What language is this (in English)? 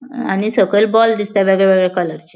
Konkani